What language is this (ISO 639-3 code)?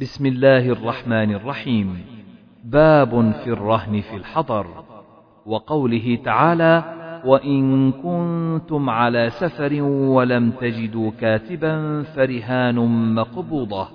ara